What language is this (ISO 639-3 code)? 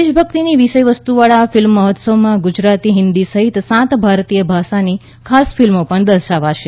guj